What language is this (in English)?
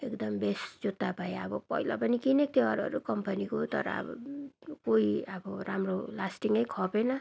Nepali